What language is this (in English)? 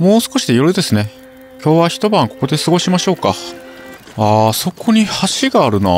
Japanese